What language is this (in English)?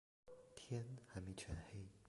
Chinese